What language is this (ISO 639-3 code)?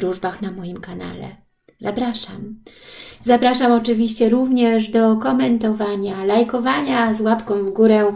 pol